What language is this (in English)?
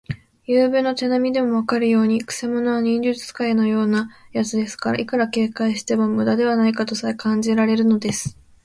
Japanese